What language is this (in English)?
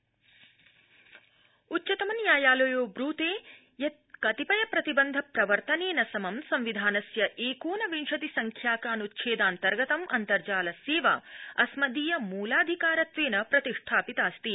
Sanskrit